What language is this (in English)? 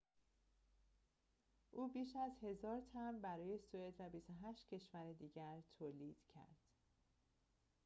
Persian